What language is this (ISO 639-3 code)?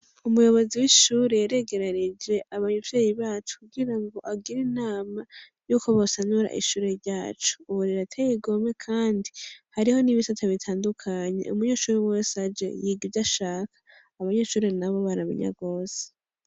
run